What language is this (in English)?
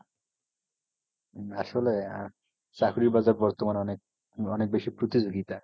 Bangla